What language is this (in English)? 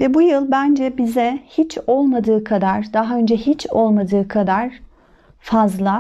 Turkish